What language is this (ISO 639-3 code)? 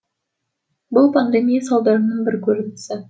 kaz